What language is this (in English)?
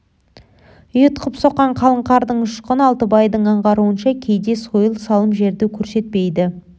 Kazakh